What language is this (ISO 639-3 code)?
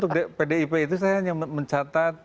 ind